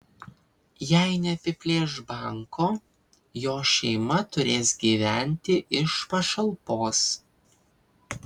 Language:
Lithuanian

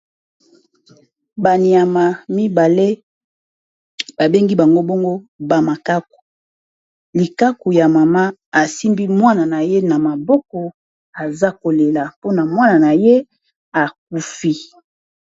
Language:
Lingala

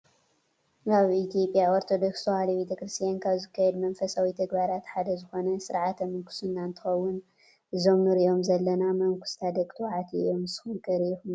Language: Tigrinya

